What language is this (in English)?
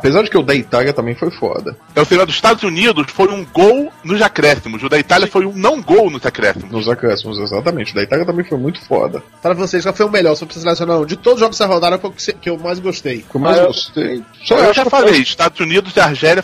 Portuguese